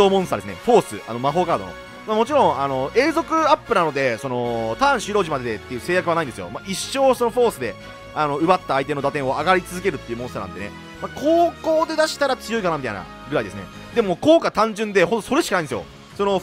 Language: Japanese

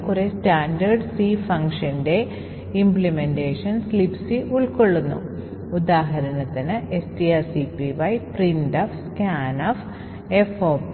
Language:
Malayalam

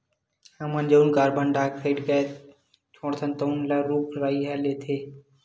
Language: Chhattisgarhi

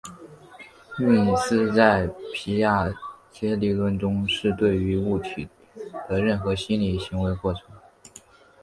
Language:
Chinese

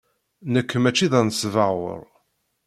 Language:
Kabyle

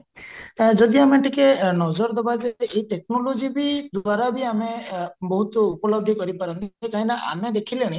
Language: Odia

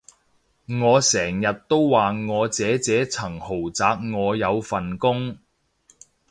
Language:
Cantonese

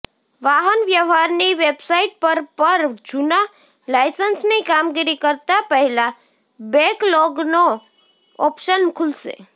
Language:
Gujarati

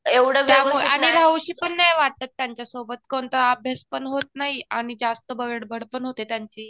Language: Marathi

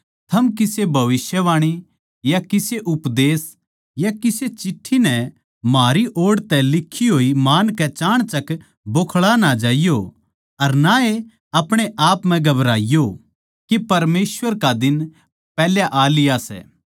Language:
Haryanvi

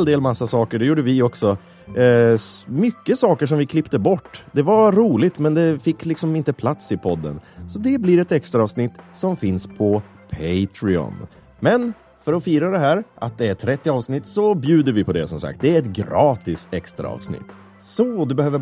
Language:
Swedish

